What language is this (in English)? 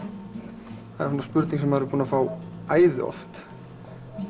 Icelandic